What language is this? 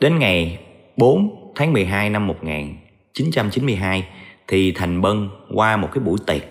Vietnamese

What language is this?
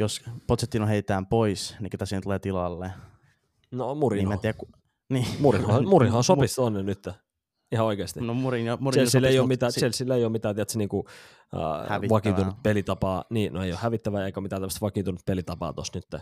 Finnish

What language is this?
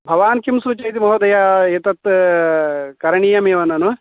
Sanskrit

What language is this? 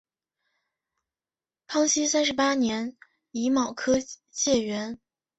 Chinese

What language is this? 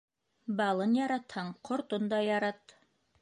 Bashkir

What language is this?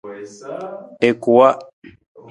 Nawdm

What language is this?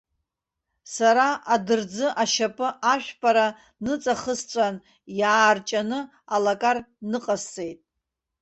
Abkhazian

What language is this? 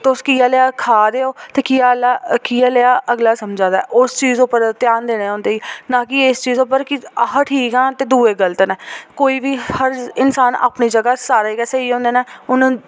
Dogri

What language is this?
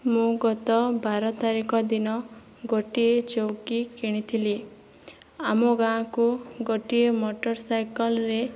Odia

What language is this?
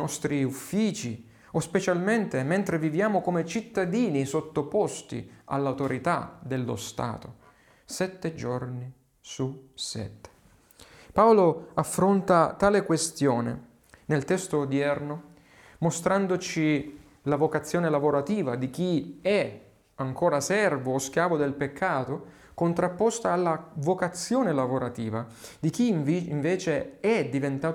Italian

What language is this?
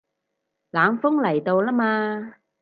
Cantonese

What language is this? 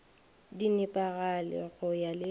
Northern Sotho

